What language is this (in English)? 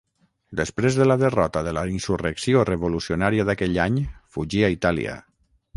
Catalan